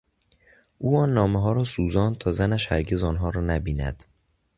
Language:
Persian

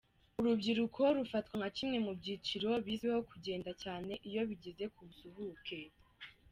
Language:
Kinyarwanda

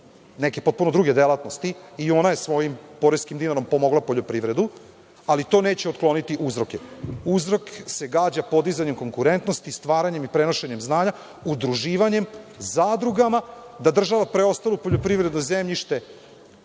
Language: Serbian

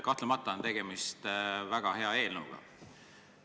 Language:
Estonian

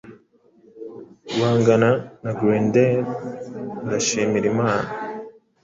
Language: Kinyarwanda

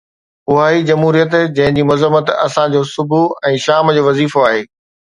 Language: Sindhi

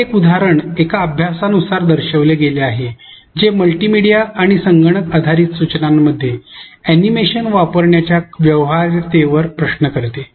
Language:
Marathi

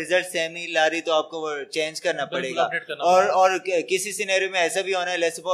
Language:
Urdu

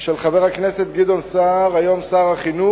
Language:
Hebrew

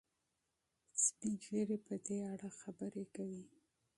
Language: Pashto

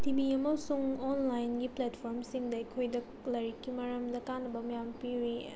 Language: Manipuri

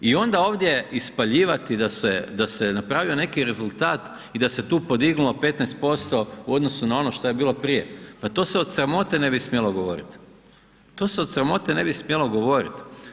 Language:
Croatian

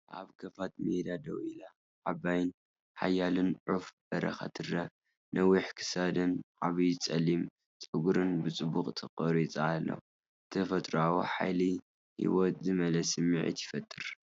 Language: Tigrinya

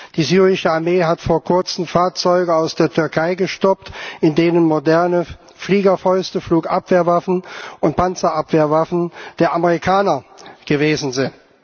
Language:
German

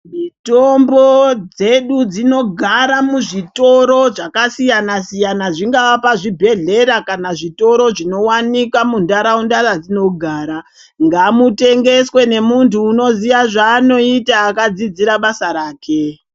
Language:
Ndau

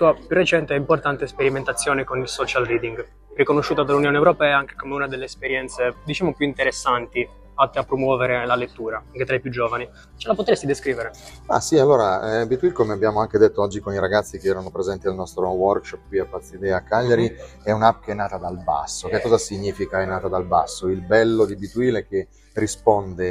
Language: Italian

